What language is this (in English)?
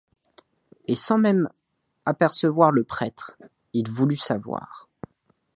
French